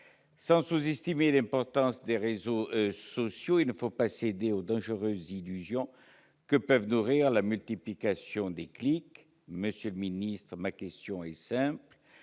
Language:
French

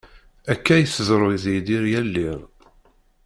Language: Kabyle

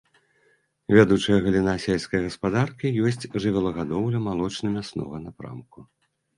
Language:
Belarusian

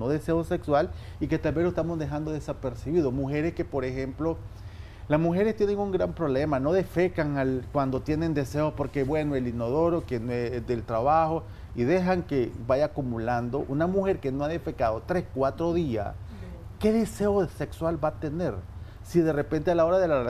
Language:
Spanish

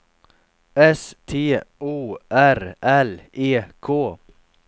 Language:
Swedish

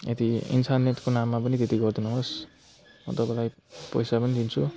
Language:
Nepali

